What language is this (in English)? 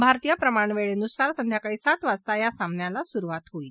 Marathi